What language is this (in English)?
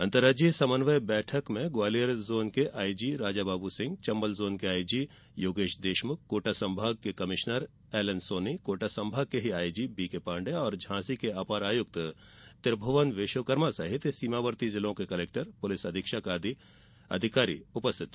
Hindi